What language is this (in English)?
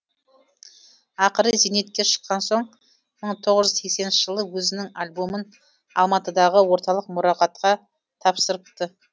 Kazakh